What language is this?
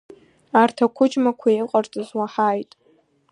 Abkhazian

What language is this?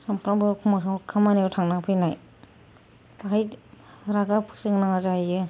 Bodo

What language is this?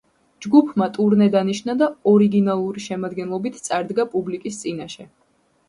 Georgian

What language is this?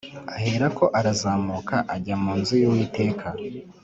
Kinyarwanda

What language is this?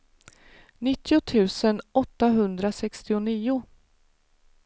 Swedish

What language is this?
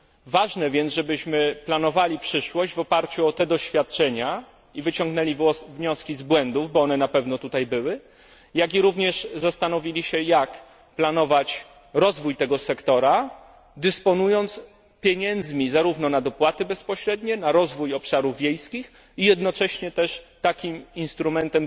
Polish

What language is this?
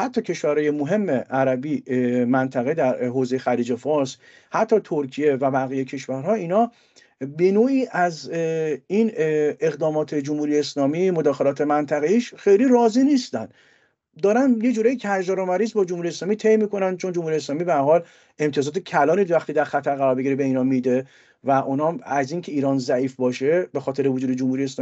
Persian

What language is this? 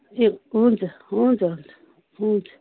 Nepali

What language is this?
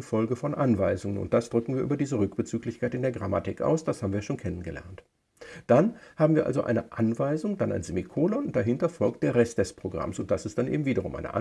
German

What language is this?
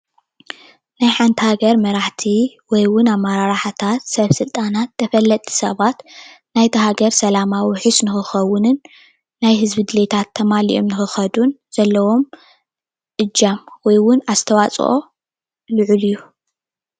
Tigrinya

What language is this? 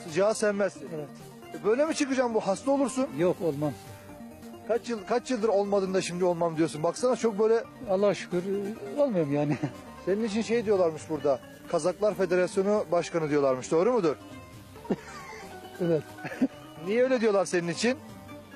Turkish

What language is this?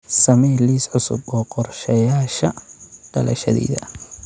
Somali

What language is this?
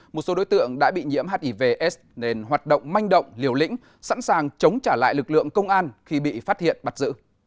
Vietnamese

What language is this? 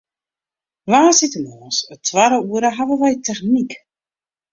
Western Frisian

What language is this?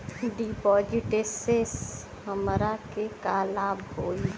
Bhojpuri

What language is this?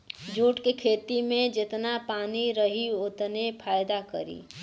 Bhojpuri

